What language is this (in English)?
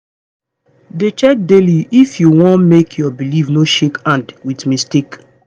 Nigerian Pidgin